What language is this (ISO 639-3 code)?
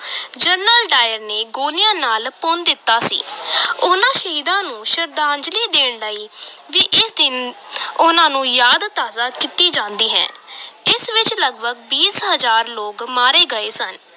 pan